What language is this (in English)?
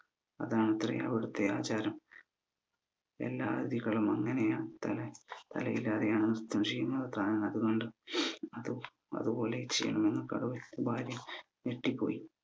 Malayalam